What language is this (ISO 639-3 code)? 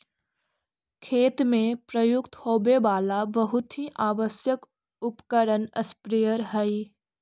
mag